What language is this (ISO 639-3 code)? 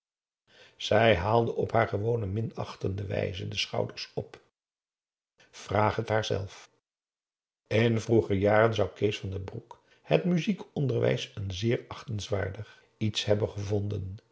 nld